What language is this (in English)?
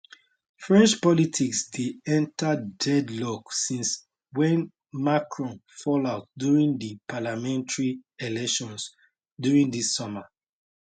Nigerian Pidgin